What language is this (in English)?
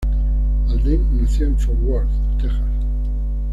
Spanish